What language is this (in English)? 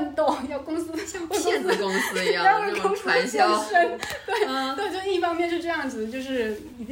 Chinese